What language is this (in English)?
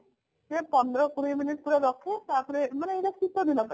Odia